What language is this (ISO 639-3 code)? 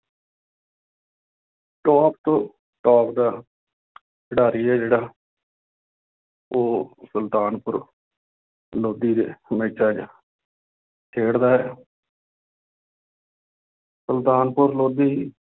pan